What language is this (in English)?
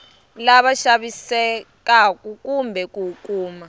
Tsonga